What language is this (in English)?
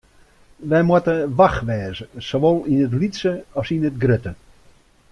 Western Frisian